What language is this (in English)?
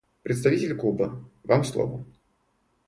Russian